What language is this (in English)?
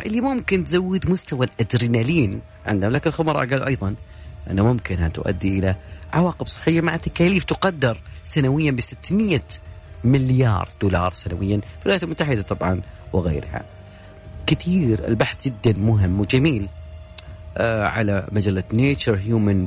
Arabic